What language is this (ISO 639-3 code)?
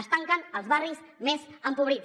cat